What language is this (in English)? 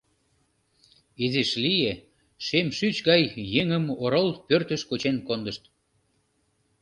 Mari